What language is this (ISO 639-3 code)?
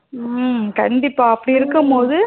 tam